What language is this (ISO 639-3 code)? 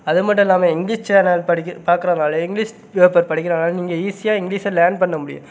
tam